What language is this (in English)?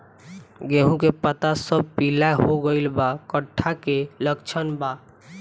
Bhojpuri